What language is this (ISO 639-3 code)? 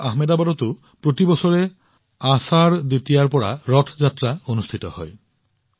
asm